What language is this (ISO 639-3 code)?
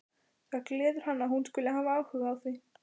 isl